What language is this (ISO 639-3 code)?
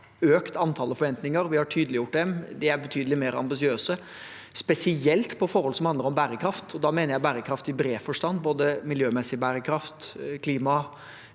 nor